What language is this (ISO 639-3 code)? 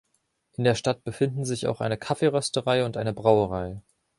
deu